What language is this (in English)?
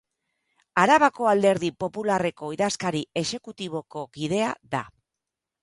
Basque